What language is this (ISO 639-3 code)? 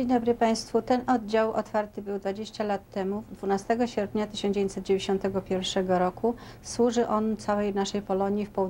pol